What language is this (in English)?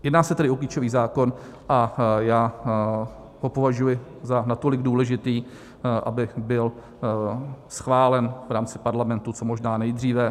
Czech